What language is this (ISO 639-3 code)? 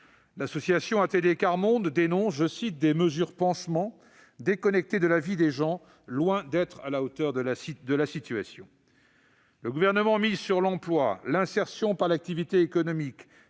fra